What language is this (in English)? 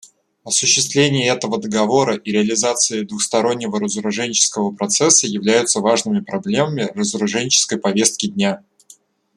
Russian